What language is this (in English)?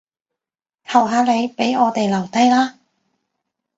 Cantonese